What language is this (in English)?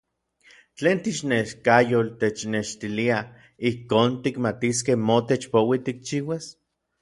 Orizaba Nahuatl